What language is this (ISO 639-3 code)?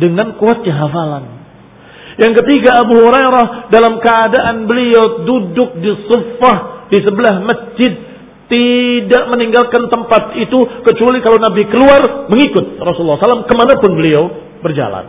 ind